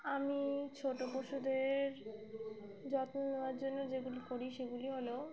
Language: Bangla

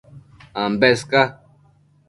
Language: Matsés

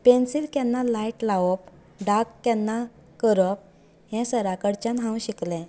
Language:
Konkani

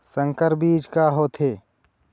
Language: Chhattisgarhi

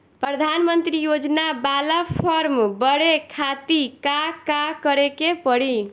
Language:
Bhojpuri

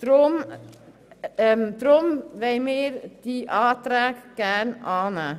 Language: Swiss German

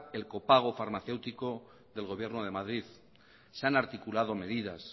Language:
Spanish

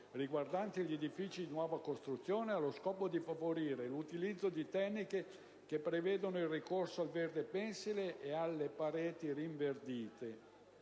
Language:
Italian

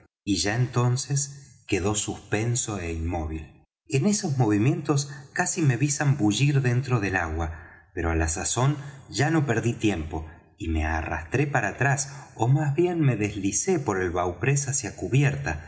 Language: Spanish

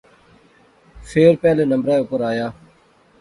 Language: Pahari-Potwari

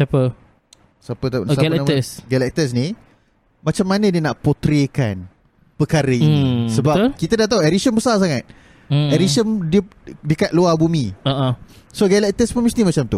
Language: Malay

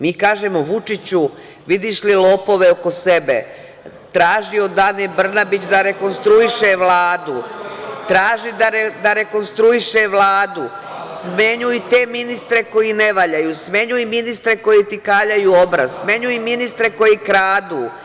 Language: Serbian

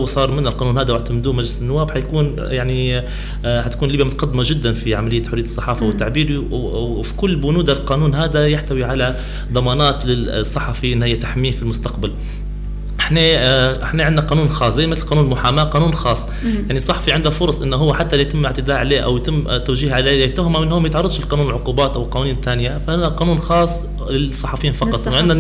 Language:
Arabic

